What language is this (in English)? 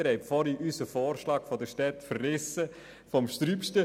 Swiss German